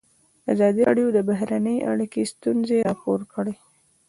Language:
Pashto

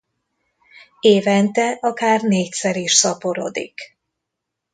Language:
Hungarian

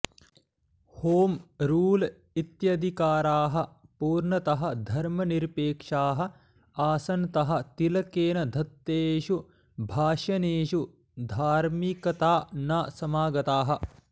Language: Sanskrit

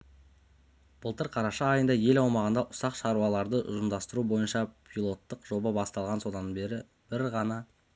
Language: Kazakh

